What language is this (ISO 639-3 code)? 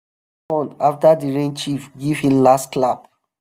pcm